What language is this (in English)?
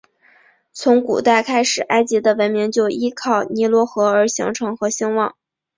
Chinese